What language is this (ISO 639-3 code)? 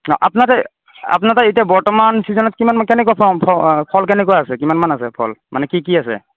asm